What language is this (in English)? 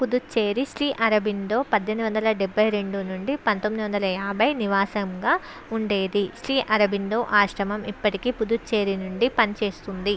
Telugu